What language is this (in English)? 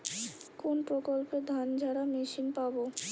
Bangla